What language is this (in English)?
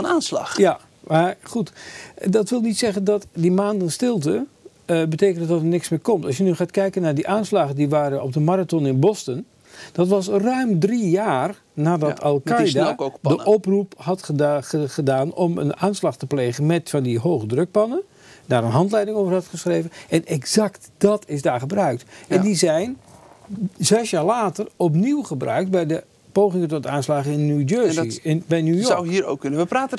Dutch